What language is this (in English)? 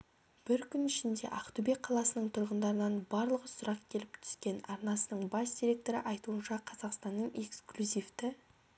Kazakh